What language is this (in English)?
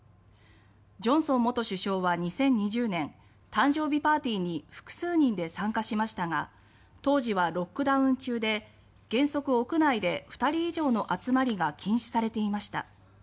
Japanese